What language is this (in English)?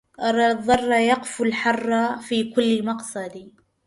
Arabic